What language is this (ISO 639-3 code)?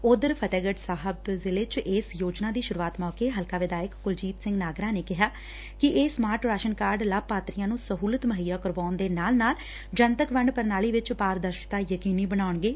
pan